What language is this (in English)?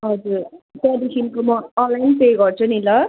Nepali